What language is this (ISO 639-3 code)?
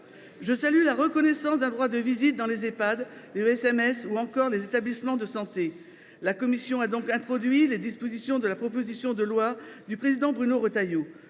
fra